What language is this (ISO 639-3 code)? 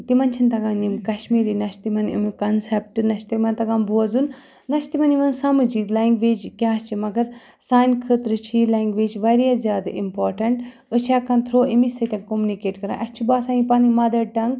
kas